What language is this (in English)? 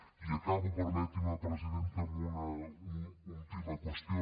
Catalan